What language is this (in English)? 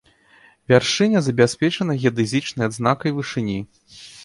Belarusian